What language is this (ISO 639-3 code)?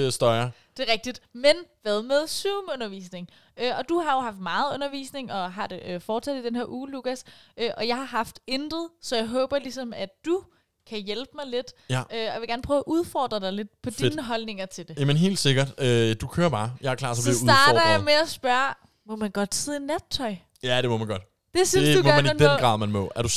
dan